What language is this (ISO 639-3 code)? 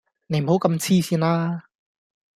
yue